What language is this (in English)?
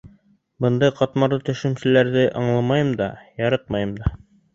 Bashkir